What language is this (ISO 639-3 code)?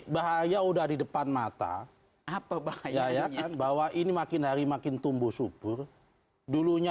ind